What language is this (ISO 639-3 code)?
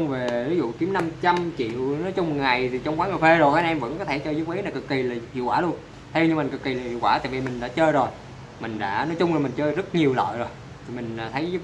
vie